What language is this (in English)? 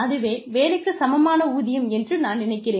Tamil